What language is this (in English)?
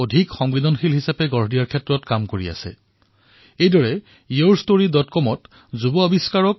Assamese